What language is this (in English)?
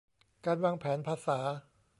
Thai